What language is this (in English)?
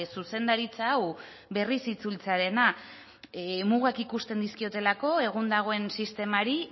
Basque